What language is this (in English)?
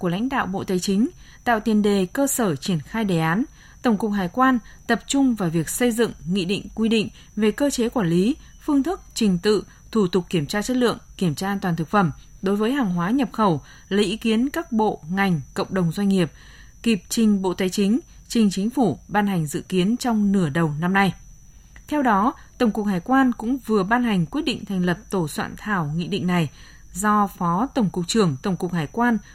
Vietnamese